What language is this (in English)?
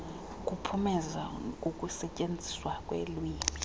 Xhosa